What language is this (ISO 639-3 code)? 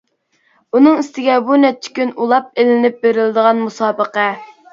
uig